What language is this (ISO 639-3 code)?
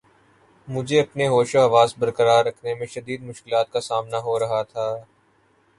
urd